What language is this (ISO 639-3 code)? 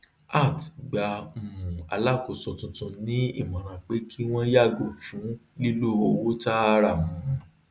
yor